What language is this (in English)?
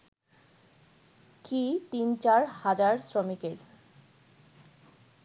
Bangla